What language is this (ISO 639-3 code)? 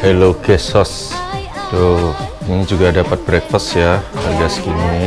ind